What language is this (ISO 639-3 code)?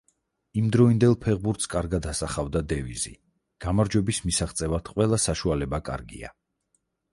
kat